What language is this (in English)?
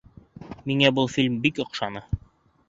Bashkir